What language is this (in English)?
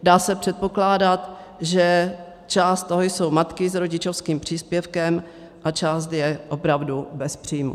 Czech